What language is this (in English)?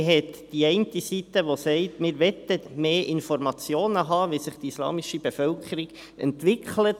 Swiss German